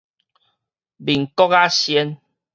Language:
Min Nan Chinese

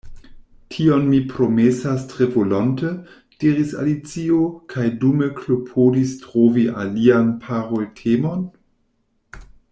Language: Esperanto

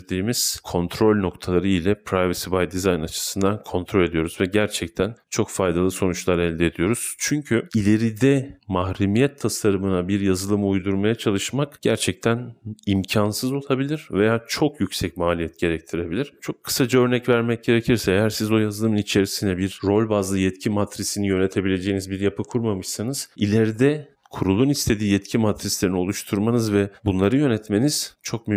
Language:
Turkish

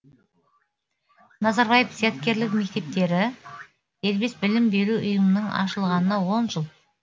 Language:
Kazakh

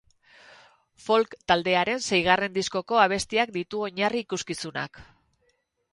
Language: Basque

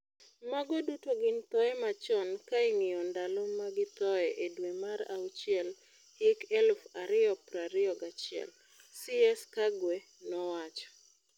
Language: Luo (Kenya and Tanzania)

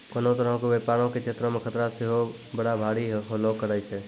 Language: Maithili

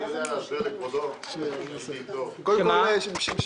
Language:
Hebrew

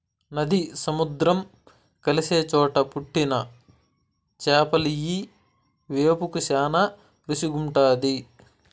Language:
Telugu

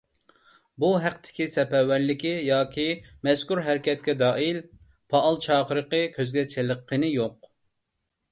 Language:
Uyghur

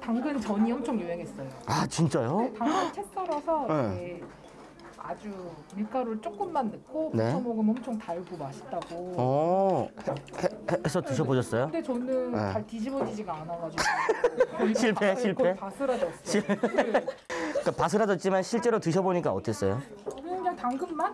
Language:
Korean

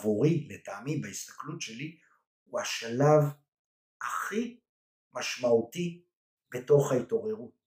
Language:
Hebrew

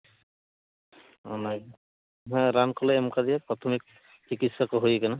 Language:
Santali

